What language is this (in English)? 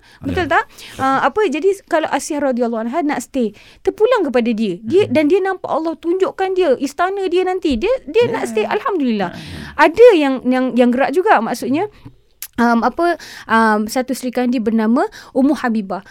Malay